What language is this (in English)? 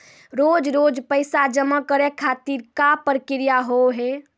Maithili